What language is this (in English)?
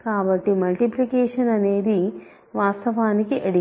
Telugu